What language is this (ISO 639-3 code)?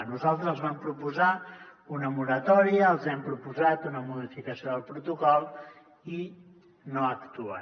cat